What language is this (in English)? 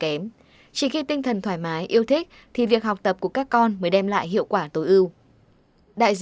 Vietnamese